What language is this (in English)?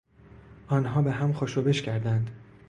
Persian